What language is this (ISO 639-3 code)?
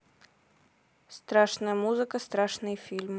rus